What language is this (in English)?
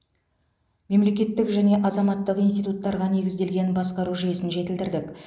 Kazakh